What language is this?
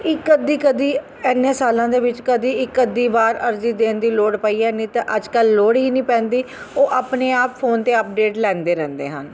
Punjabi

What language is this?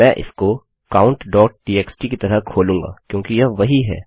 Hindi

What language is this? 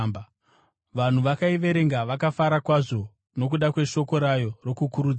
Shona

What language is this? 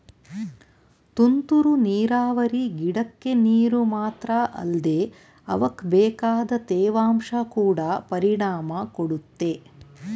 Kannada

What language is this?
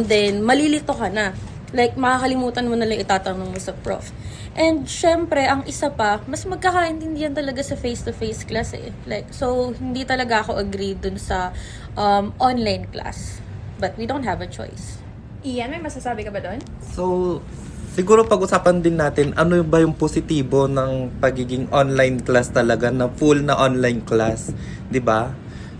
Filipino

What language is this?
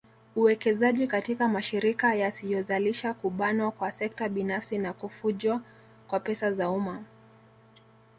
Swahili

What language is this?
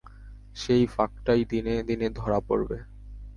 Bangla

